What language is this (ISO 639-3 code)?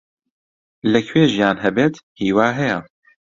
ckb